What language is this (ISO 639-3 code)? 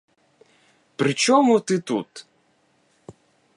ukr